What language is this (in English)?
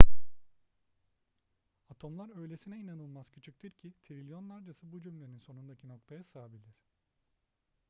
Turkish